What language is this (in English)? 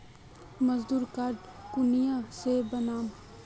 Magahi